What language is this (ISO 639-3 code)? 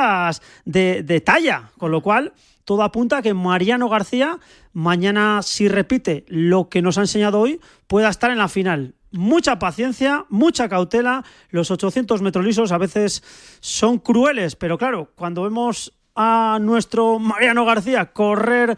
spa